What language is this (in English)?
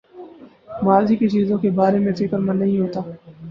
Urdu